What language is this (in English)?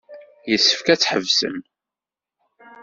Kabyle